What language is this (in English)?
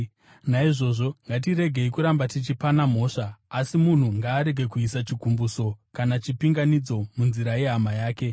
Shona